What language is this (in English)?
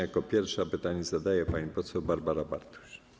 Polish